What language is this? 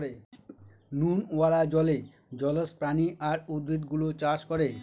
Bangla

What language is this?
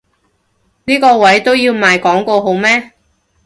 Cantonese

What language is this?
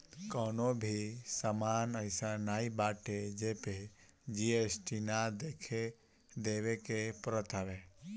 Bhojpuri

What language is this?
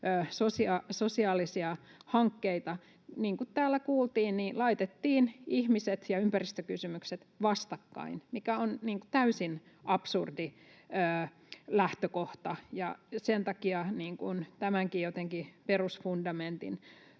Finnish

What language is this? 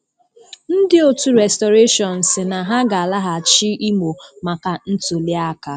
Igbo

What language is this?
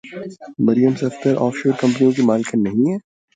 Urdu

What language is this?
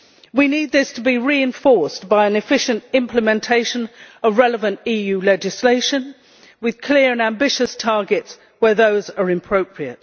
English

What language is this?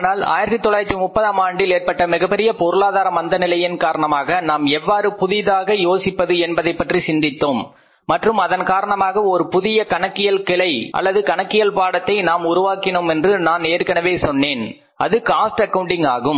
Tamil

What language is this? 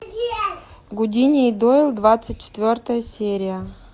Russian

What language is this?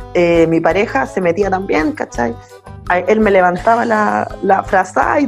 Spanish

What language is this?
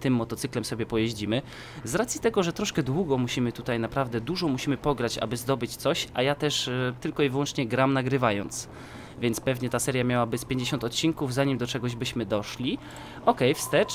Polish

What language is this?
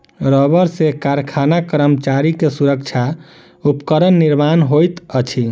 Maithili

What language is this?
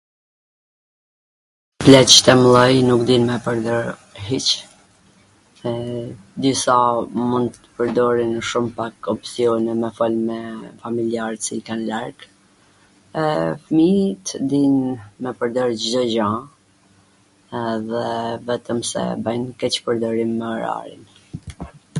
Gheg Albanian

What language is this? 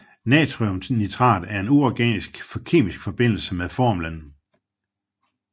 Danish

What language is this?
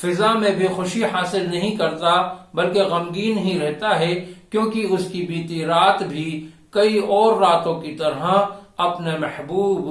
Urdu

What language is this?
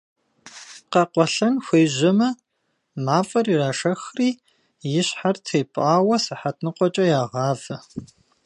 Kabardian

